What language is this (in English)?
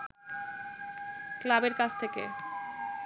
Bangla